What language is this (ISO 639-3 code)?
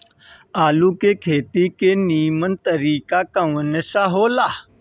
bho